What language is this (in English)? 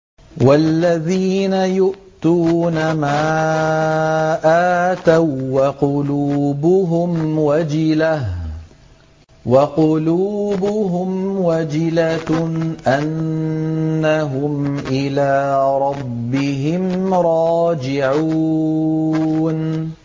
Arabic